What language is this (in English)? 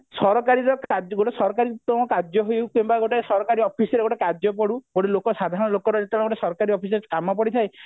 Odia